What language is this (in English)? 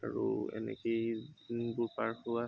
Assamese